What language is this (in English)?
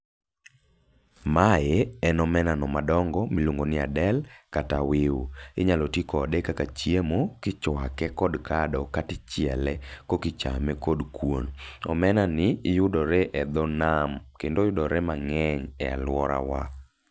Luo (Kenya and Tanzania)